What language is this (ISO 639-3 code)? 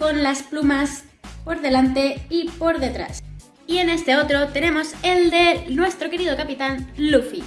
spa